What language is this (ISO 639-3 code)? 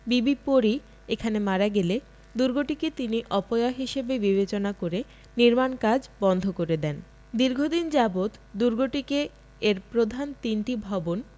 ben